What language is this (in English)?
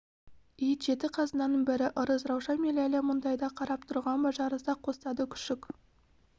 Kazakh